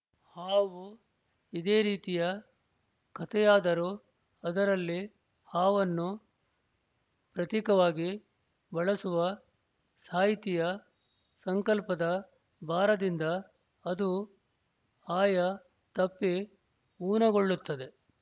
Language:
Kannada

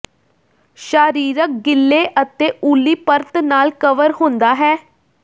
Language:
Punjabi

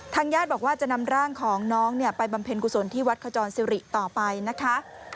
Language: Thai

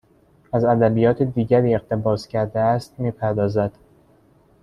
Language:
Persian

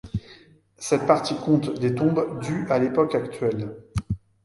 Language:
French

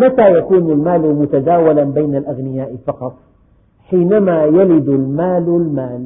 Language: Arabic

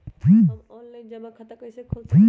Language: Magahi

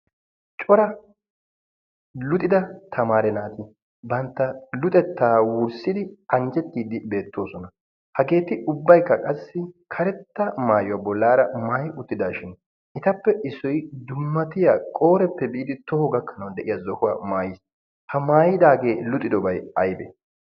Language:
Wolaytta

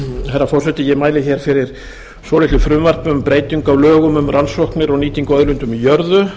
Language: Icelandic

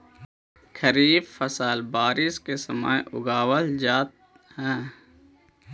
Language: Magahi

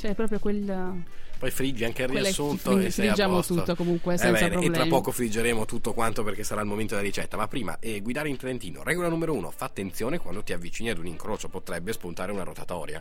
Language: Italian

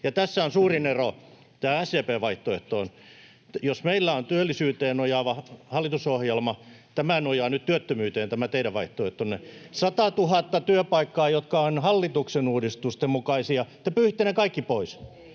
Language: Finnish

